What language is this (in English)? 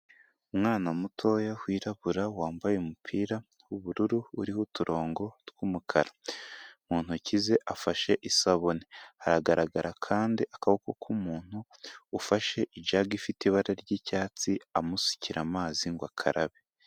Kinyarwanda